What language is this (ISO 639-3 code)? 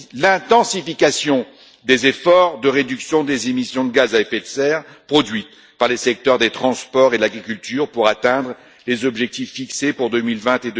fra